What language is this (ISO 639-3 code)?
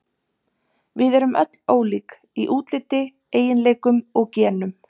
isl